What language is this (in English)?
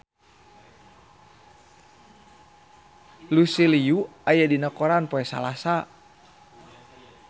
Sundanese